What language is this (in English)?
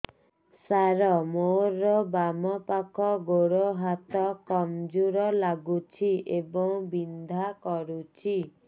Odia